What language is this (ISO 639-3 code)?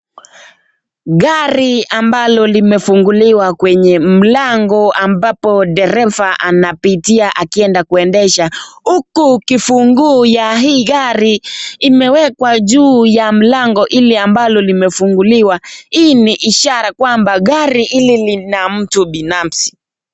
swa